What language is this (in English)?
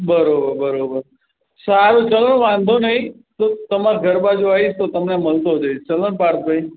Gujarati